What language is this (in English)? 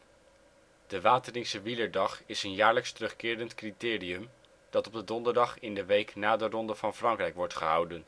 Dutch